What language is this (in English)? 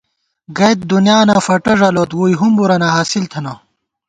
Gawar-Bati